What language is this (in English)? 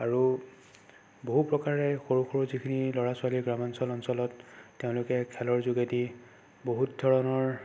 Assamese